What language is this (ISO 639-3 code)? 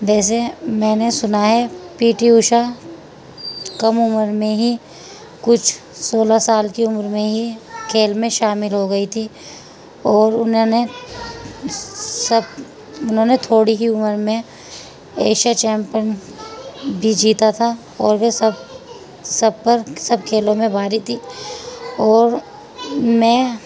urd